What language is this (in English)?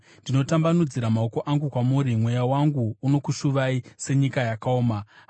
Shona